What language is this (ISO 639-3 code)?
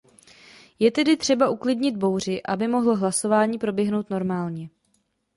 ces